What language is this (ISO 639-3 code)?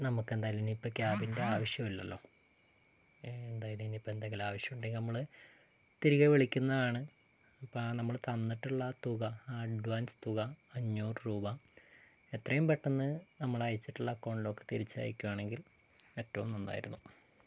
mal